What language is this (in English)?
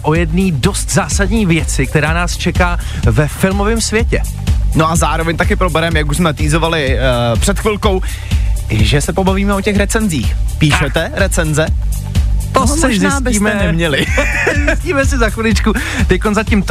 Czech